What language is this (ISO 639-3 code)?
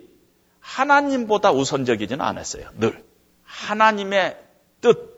kor